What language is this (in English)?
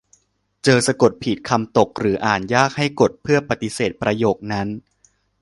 Thai